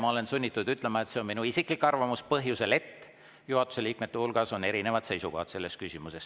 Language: Estonian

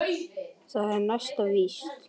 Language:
Icelandic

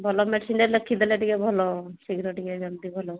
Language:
Odia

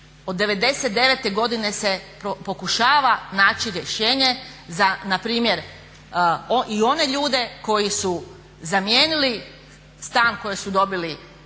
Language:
Croatian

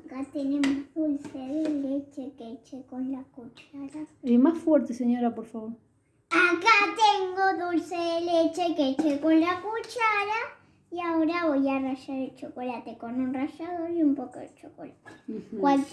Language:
Spanish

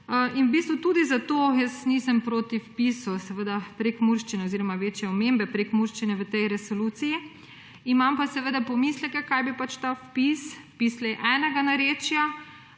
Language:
Slovenian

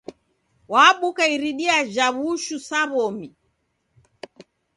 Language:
Taita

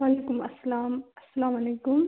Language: Kashmiri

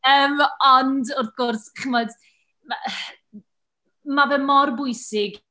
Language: Welsh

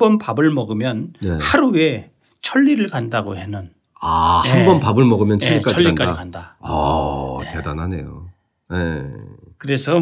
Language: Korean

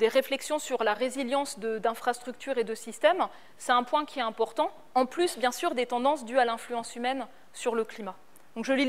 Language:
French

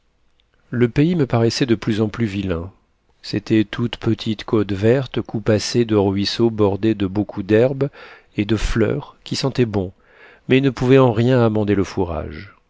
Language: French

